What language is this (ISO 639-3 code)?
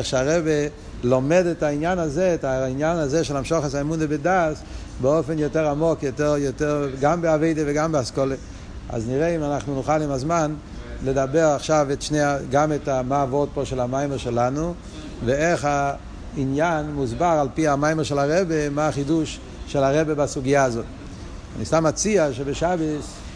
heb